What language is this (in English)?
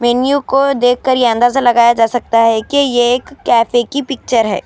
Urdu